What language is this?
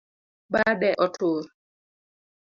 Luo (Kenya and Tanzania)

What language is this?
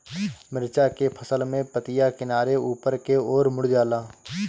Bhojpuri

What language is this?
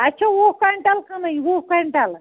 Kashmiri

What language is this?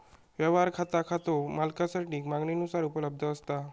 Marathi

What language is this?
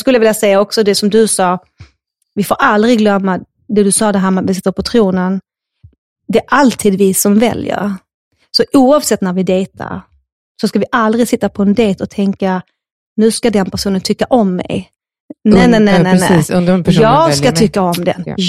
Swedish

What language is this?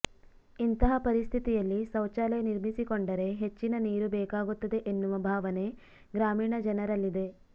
Kannada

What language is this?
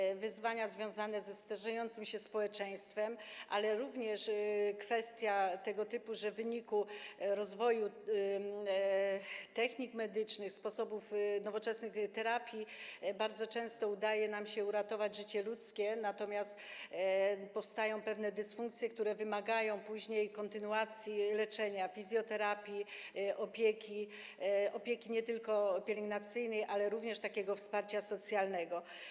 Polish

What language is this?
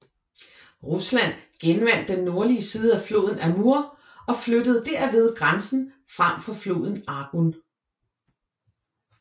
Danish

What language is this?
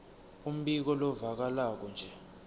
Swati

